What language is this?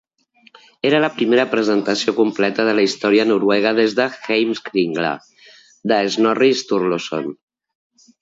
Catalan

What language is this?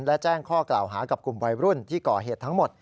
Thai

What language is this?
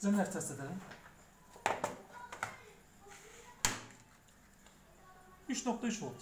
Turkish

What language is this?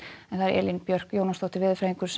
Icelandic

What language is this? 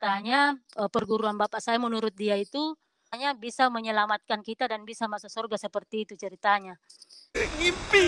Indonesian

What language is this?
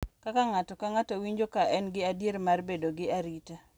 Luo (Kenya and Tanzania)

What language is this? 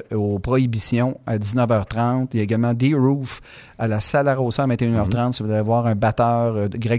French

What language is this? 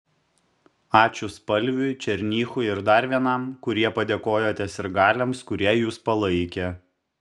Lithuanian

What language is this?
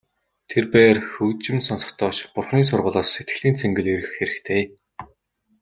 Mongolian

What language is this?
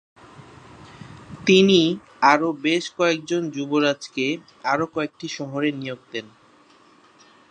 Bangla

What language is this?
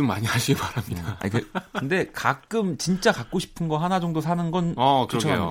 Korean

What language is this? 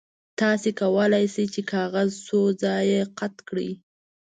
Pashto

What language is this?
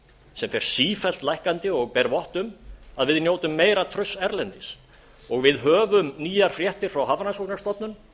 Icelandic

